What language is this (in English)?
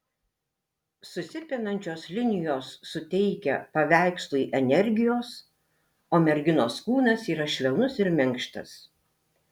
Lithuanian